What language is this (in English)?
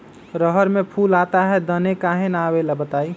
Magahi